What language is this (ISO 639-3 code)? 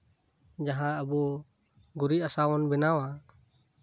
sat